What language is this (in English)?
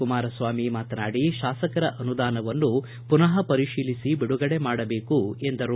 Kannada